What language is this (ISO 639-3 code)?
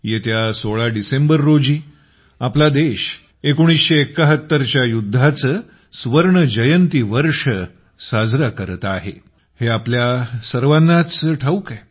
mar